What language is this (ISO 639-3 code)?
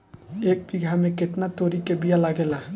bho